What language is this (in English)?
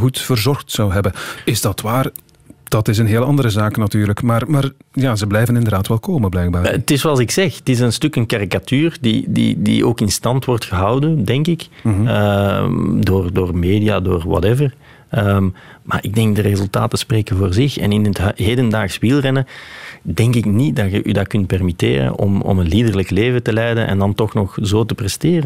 Dutch